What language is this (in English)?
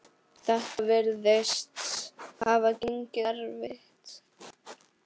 Icelandic